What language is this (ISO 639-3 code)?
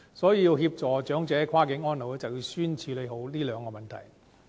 yue